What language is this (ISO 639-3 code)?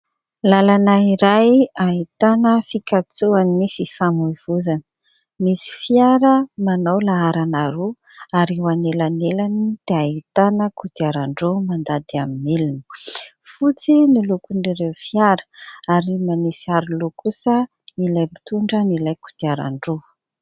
mlg